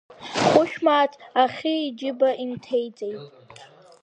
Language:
Abkhazian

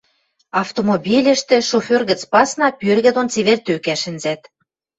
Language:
Western Mari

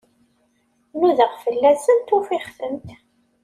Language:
Kabyle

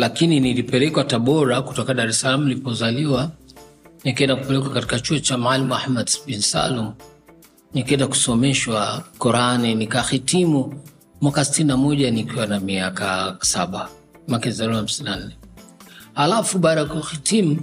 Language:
Swahili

